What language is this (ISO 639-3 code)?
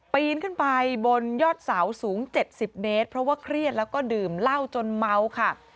tha